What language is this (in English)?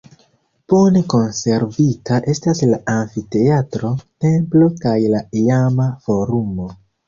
Esperanto